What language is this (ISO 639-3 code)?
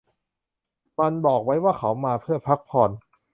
tha